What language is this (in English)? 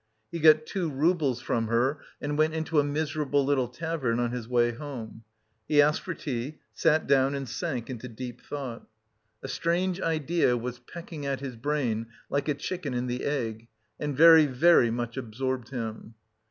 English